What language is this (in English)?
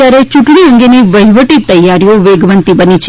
Gujarati